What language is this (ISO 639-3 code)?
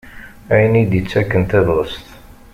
kab